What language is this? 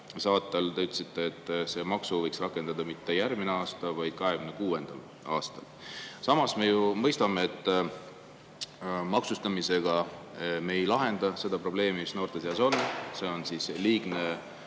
Estonian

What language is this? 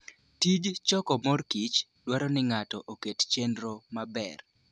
Luo (Kenya and Tanzania)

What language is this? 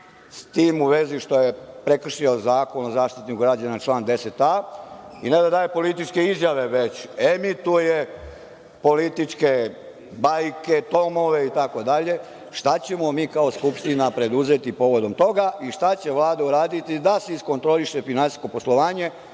Serbian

